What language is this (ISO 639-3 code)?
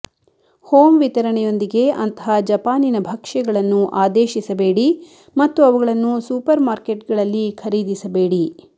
kan